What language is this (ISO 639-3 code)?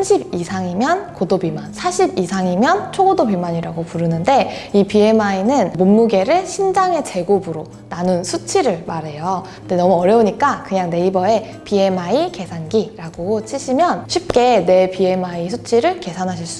kor